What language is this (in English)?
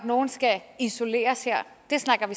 Danish